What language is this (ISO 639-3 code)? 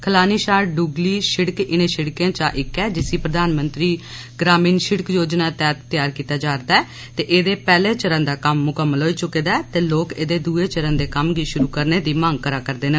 doi